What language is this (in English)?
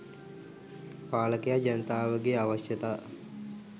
Sinhala